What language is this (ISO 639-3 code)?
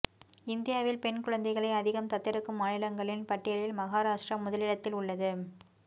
tam